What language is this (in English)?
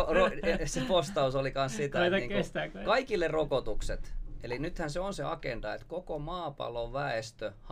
Finnish